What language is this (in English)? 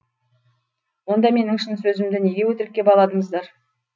Kazakh